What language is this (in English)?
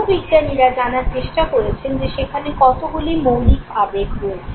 Bangla